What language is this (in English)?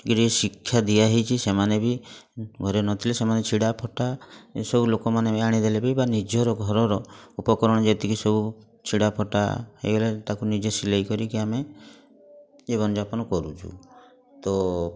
Odia